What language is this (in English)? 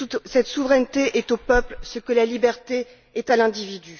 French